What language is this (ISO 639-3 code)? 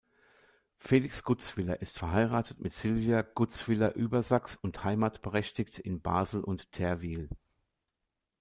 deu